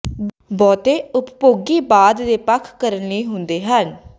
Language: Punjabi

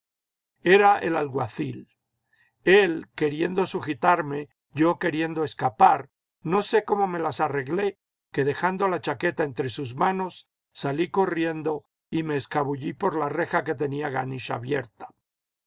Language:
Spanish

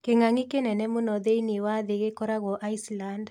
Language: Kikuyu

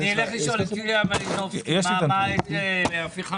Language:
Hebrew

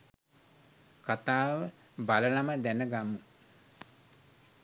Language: Sinhala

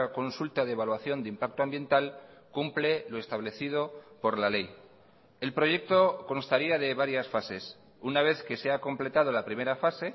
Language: Spanish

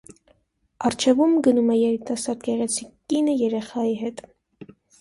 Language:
Armenian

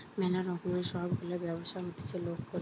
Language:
Bangla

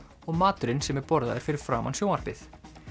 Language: Icelandic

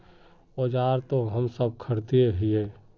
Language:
Magahi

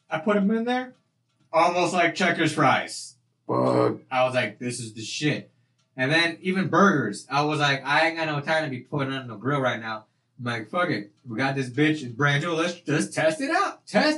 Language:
English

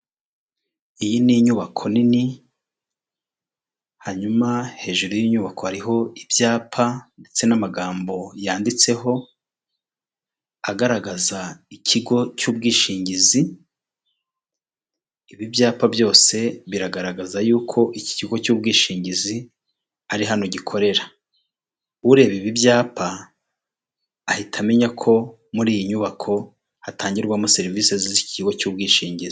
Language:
Kinyarwanda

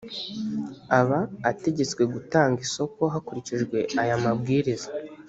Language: Kinyarwanda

